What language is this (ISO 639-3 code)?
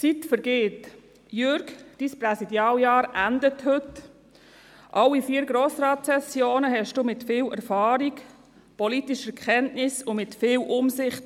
gsw